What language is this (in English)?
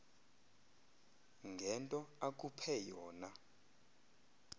Xhosa